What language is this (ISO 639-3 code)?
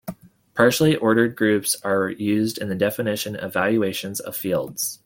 eng